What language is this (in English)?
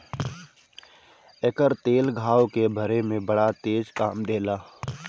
Bhojpuri